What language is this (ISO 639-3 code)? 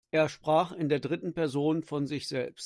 deu